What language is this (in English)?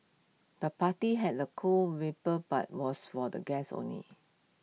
English